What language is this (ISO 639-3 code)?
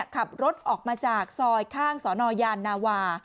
tha